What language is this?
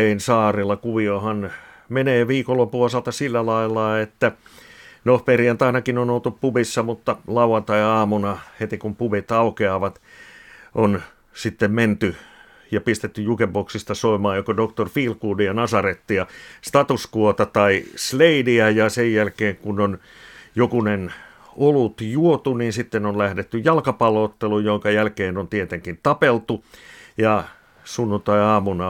Finnish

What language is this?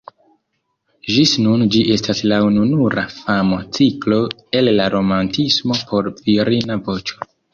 Esperanto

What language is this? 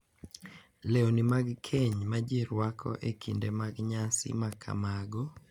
Luo (Kenya and Tanzania)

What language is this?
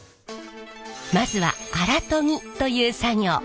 Japanese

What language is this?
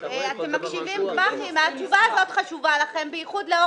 Hebrew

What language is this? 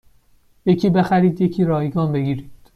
Persian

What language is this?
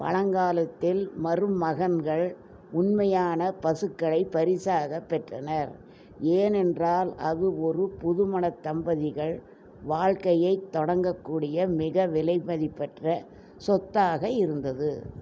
Tamil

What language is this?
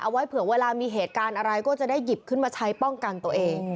Thai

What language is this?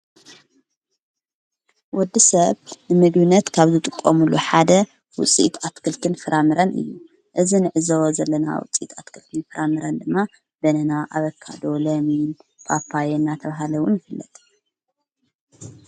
Tigrinya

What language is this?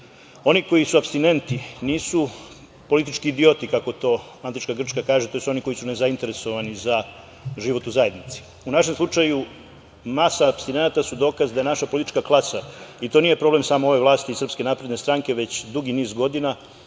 Serbian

